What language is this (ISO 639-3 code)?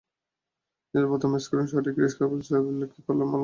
ben